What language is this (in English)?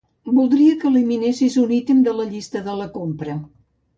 Catalan